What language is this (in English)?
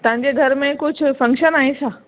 Sindhi